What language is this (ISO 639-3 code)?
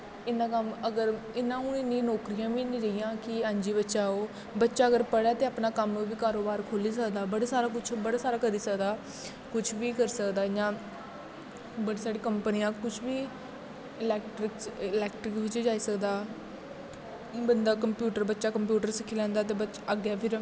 doi